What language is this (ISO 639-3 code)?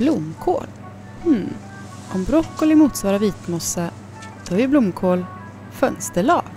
swe